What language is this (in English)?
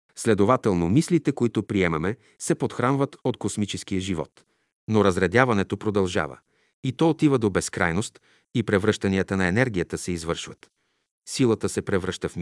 Bulgarian